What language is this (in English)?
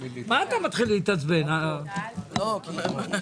Hebrew